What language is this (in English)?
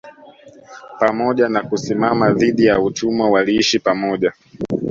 Swahili